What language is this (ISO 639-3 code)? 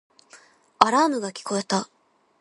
jpn